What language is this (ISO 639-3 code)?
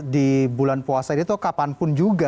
ind